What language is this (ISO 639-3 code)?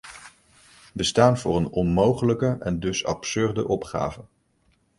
nld